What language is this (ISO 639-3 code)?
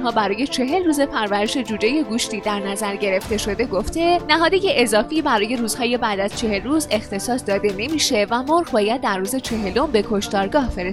fas